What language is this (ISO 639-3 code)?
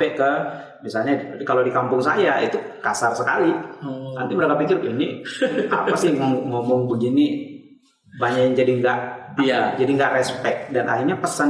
ind